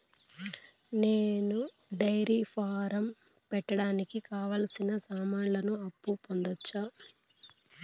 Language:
Telugu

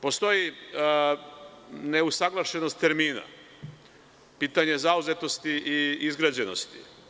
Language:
Serbian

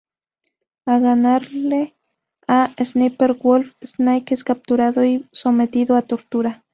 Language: Spanish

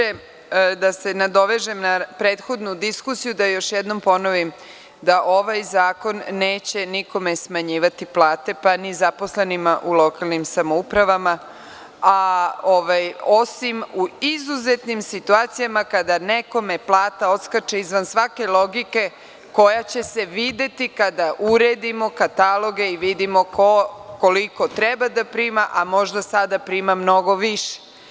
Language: Serbian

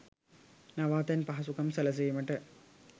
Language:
Sinhala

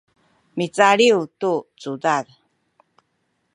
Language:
Sakizaya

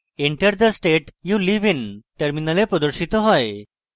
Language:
Bangla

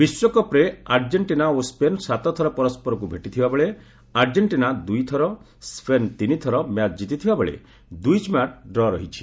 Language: Odia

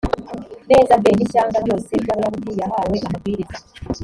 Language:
Kinyarwanda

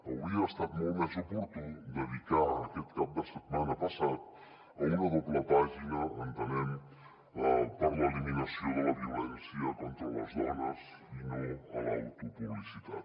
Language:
Catalan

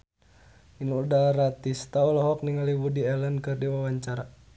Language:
Sundanese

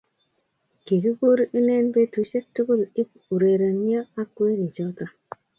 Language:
Kalenjin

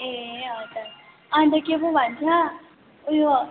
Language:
Nepali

